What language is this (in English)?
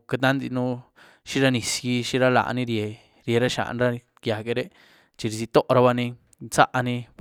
Güilá Zapotec